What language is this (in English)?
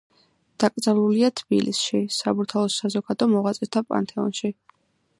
Georgian